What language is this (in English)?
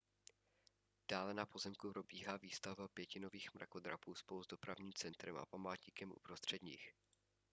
Czech